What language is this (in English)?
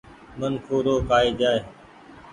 Goaria